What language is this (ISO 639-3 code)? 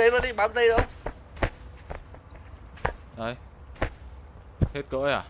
vie